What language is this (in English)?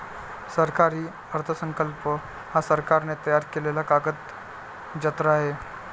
Marathi